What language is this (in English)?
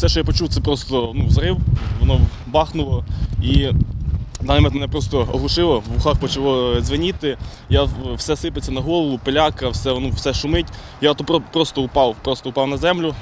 Ukrainian